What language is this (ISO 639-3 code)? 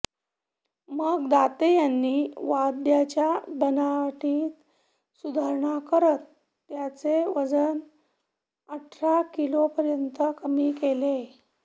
mar